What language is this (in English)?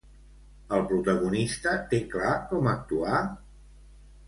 Catalan